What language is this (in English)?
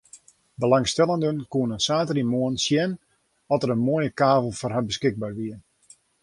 Western Frisian